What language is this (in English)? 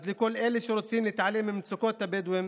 Hebrew